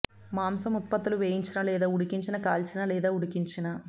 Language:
Telugu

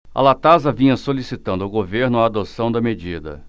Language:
Portuguese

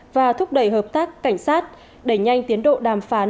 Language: Vietnamese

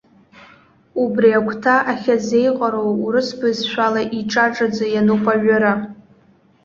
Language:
Abkhazian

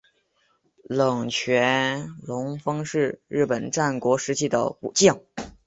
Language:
Chinese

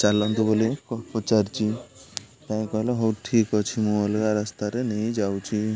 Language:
Odia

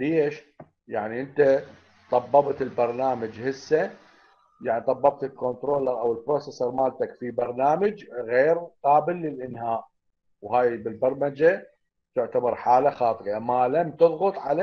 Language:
Arabic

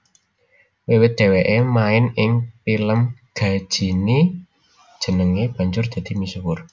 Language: Javanese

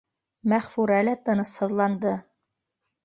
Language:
Bashkir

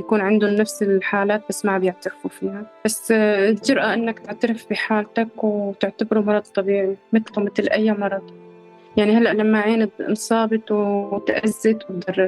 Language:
Arabic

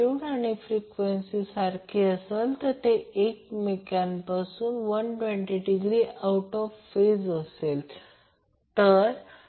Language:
Marathi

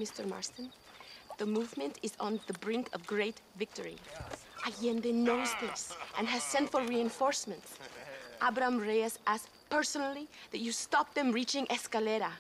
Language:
Arabic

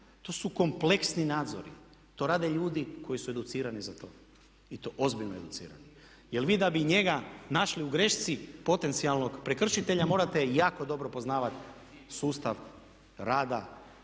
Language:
Croatian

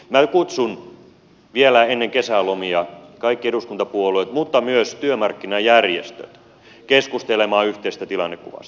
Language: Finnish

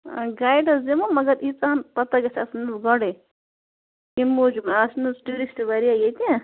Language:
Kashmiri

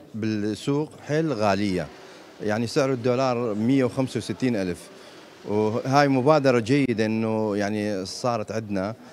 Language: Arabic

